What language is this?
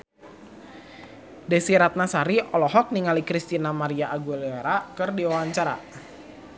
Sundanese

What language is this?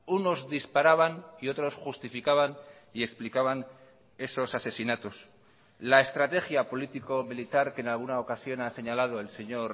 Spanish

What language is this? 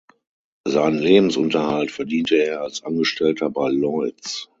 German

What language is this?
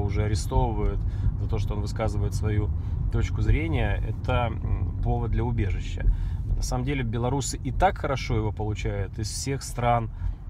Russian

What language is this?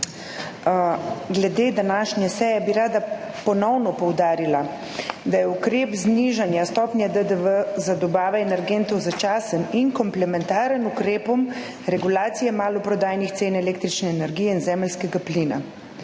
Slovenian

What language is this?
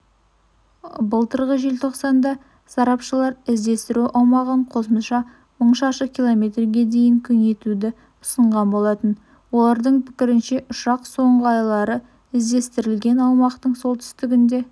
Kazakh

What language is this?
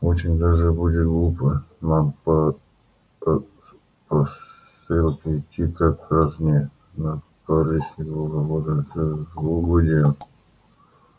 Russian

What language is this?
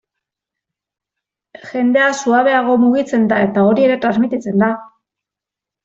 Basque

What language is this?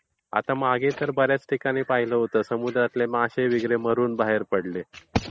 Marathi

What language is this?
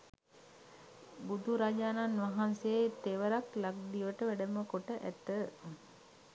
Sinhala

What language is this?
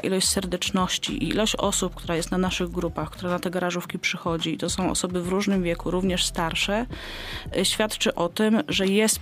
Polish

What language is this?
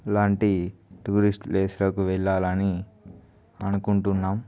Telugu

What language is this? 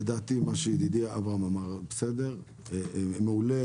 Hebrew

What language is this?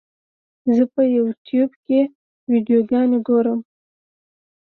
Pashto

